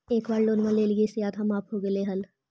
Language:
Magahi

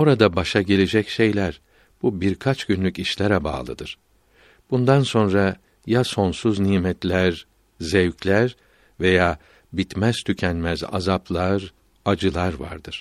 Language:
Turkish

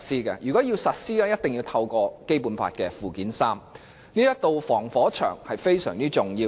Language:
Cantonese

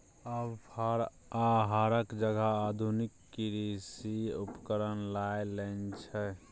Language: Maithili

